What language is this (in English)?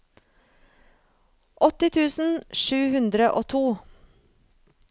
Norwegian